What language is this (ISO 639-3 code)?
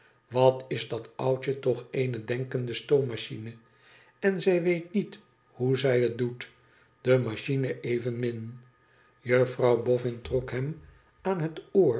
nld